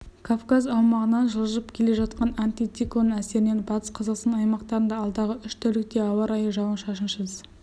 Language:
Kazakh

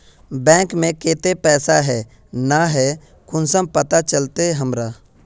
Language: Magahi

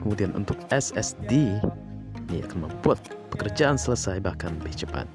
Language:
Indonesian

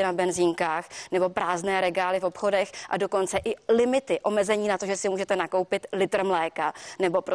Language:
Czech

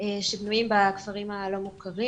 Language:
Hebrew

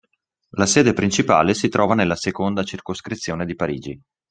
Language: Italian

